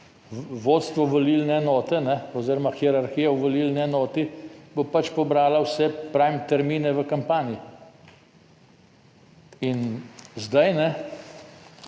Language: Slovenian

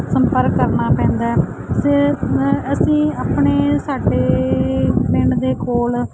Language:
Punjabi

